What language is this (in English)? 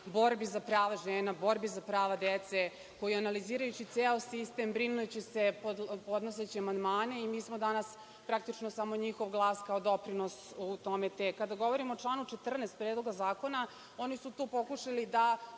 Serbian